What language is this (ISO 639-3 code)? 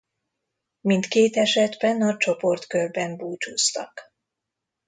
hun